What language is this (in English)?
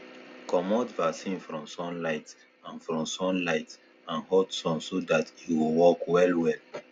Nigerian Pidgin